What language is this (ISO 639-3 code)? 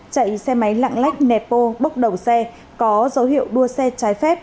vie